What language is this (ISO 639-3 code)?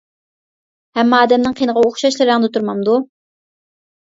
uig